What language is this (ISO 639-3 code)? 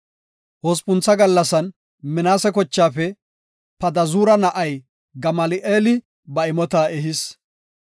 gof